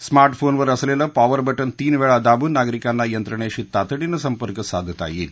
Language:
Marathi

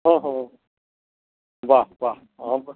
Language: Maithili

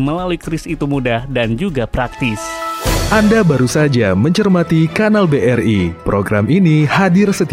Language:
Indonesian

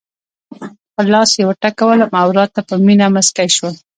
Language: Pashto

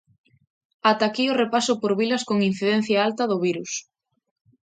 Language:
Galician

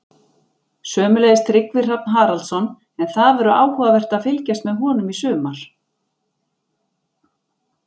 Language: Icelandic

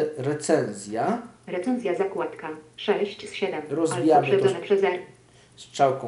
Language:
Polish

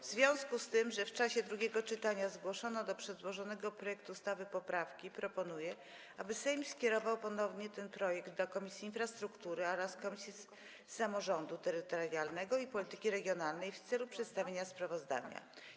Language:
Polish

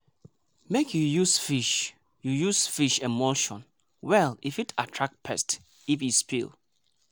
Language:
Nigerian Pidgin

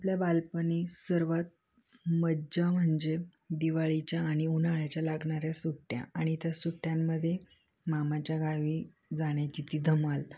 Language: Marathi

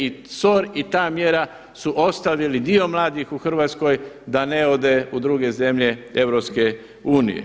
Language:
Croatian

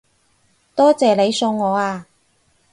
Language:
Cantonese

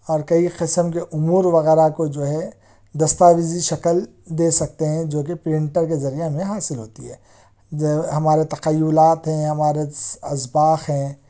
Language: Urdu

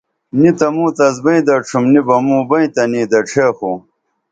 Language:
Dameli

